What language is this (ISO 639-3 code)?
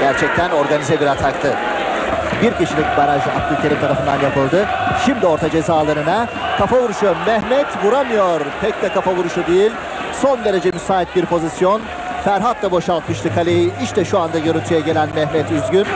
tur